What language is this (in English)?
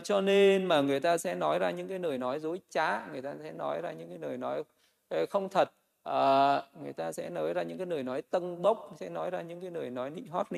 Vietnamese